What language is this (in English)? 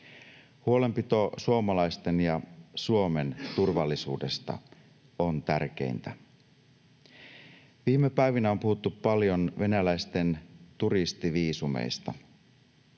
Finnish